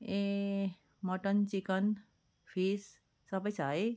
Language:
Nepali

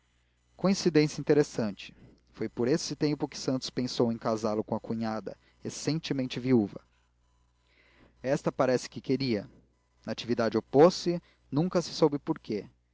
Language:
Portuguese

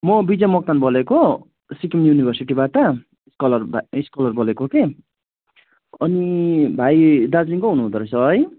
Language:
Nepali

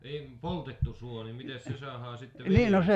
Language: Finnish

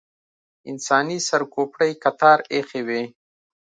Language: Pashto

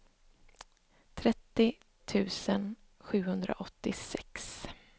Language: Swedish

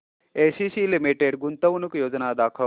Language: Marathi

